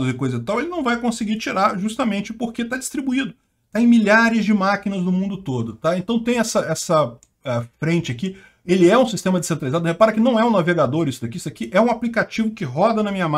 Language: Portuguese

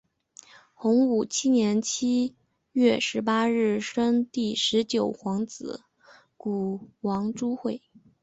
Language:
Chinese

